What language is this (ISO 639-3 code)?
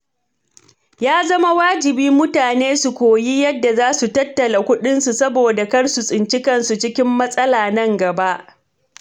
hau